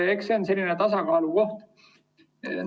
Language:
Estonian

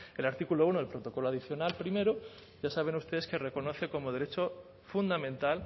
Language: Spanish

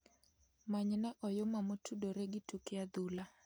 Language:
Luo (Kenya and Tanzania)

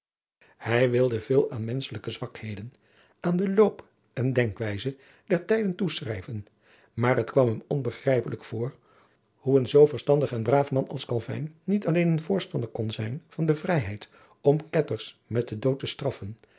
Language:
Dutch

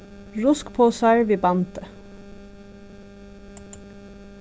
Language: Faroese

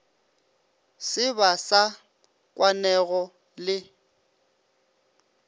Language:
Northern Sotho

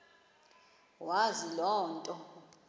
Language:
Xhosa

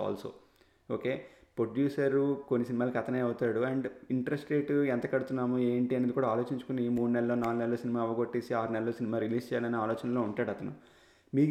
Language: Telugu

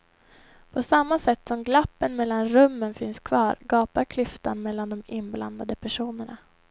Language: Swedish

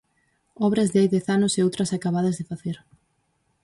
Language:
Galician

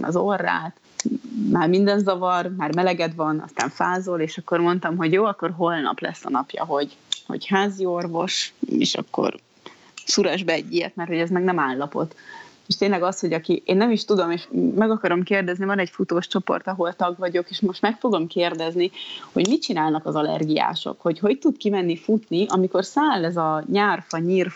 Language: Hungarian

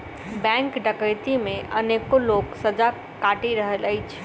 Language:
Maithili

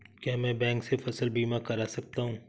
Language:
Hindi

